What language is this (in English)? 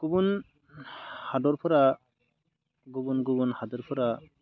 Bodo